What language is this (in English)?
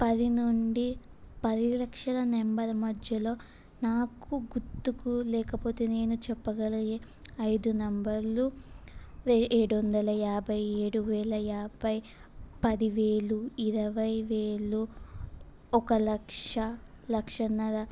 Telugu